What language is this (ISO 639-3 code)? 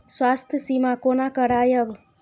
mai